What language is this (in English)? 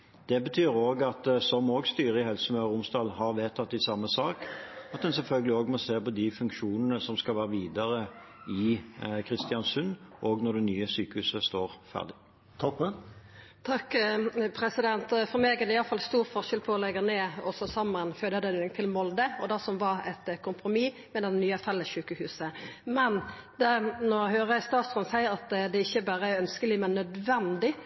Norwegian